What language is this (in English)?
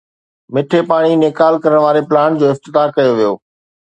Sindhi